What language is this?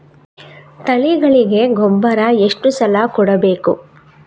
Kannada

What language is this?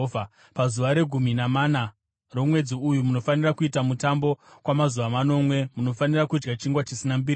Shona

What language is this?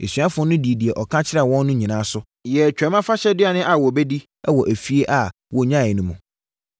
Akan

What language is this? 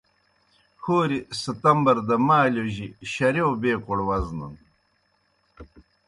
Kohistani Shina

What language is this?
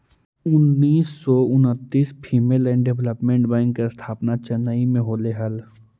Magahi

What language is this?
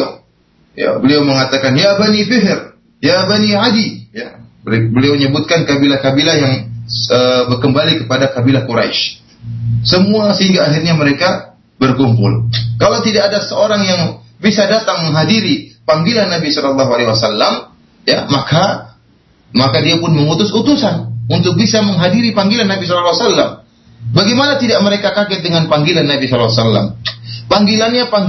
Malay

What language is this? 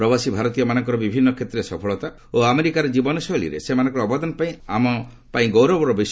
Odia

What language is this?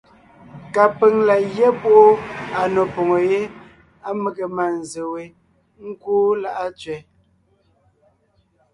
Ngiemboon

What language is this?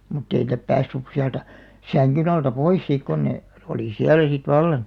Finnish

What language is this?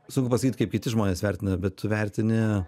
Lithuanian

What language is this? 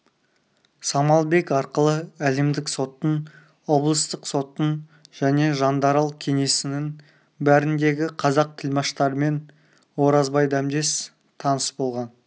Kazakh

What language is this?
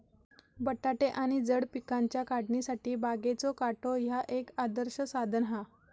Marathi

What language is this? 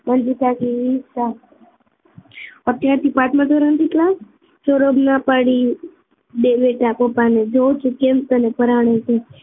Gujarati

